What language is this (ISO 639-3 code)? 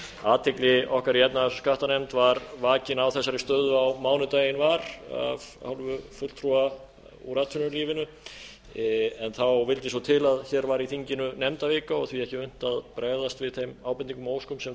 isl